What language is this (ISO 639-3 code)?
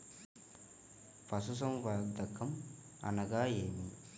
tel